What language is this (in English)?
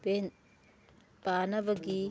Manipuri